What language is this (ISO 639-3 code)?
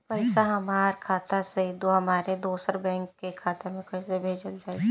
bho